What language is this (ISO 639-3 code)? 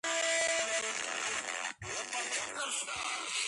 kat